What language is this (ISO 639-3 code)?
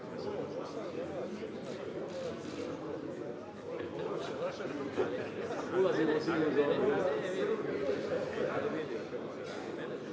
hrv